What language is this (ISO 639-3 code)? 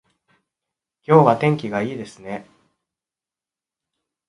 jpn